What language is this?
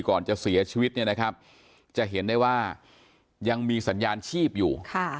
Thai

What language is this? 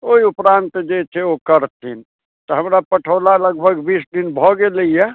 Maithili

